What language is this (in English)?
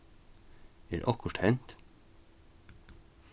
Faroese